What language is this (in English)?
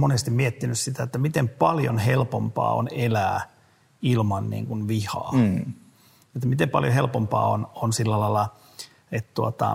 Finnish